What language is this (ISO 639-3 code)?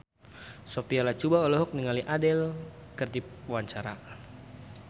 sun